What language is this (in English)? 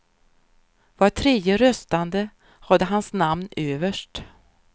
Swedish